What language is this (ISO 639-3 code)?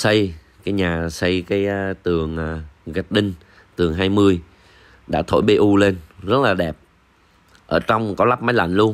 vie